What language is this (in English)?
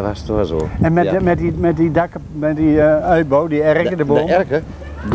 Dutch